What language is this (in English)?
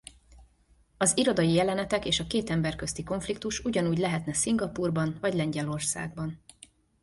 Hungarian